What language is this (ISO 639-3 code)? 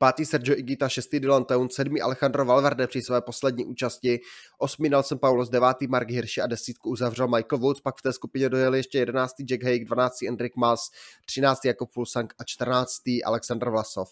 ces